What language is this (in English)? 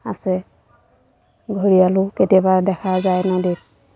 Assamese